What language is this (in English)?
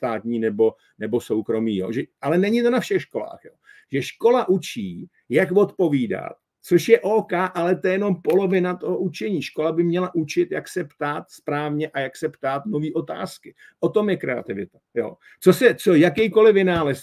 Czech